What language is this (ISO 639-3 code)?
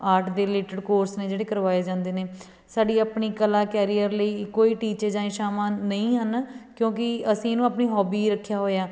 pan